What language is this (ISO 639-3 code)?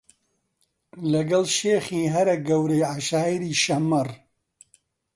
ckb